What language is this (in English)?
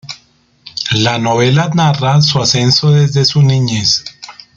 Spanish